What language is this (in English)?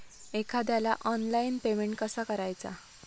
Marathi